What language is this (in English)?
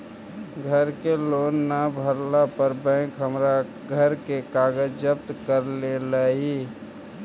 Magahi